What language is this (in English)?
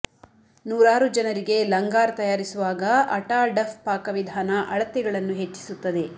Kannada